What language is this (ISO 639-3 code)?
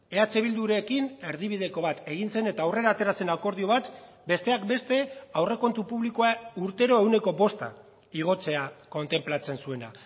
eus